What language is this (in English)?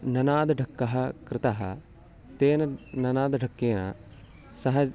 Sanskrit